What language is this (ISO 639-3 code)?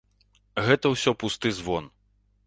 bel